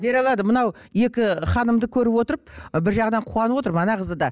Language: Kazakh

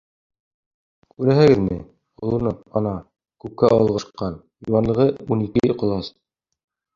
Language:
Bashkir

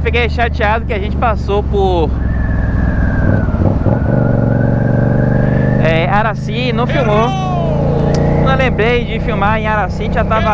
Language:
Portuguese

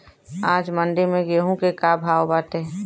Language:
Bhojpuri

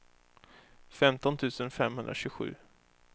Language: Swedish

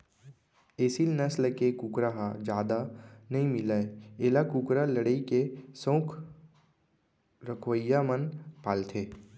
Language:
Chhattisgarhi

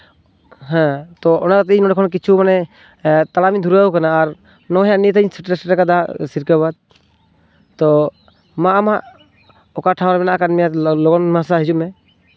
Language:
Santali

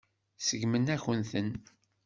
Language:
Kabyle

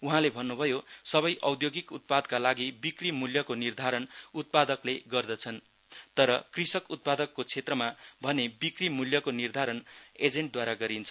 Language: Nepali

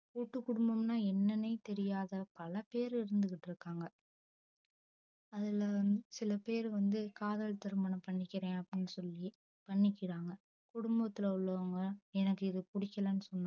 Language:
Tamil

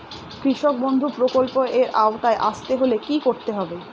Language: Bangla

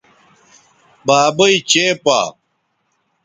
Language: Bateri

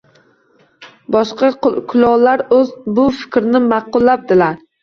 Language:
Uzbek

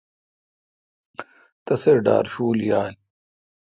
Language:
Kalkoti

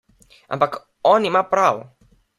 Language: Slovenian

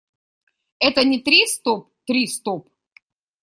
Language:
Russian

